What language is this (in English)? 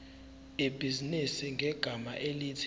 Zulu